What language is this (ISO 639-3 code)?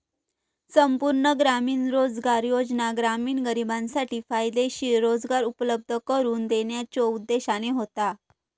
mar